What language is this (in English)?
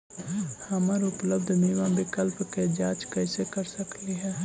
Magahi